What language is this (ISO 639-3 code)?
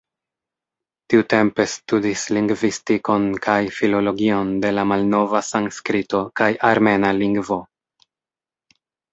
epo